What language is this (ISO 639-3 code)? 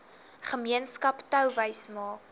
afr